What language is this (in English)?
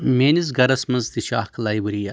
Kashmiri